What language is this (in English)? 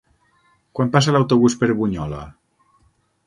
Catalan